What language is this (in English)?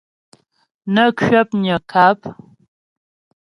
Ghomala